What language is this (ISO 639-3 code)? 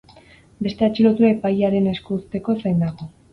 eus